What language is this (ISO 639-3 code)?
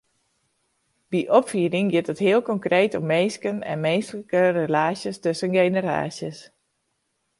fry